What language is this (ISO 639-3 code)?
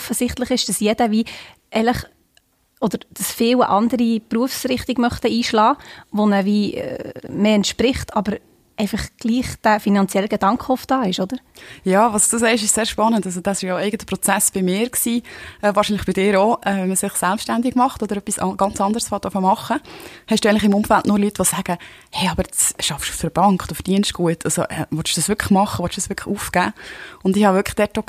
deu